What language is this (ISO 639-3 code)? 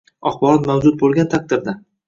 uzb